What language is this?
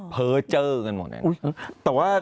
Thai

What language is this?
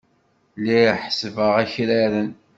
Kabyle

